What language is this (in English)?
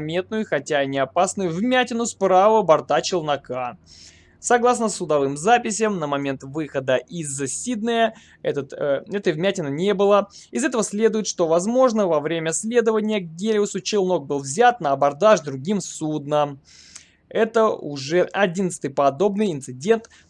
Russian